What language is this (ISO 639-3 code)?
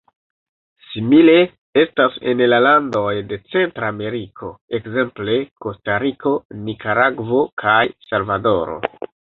epo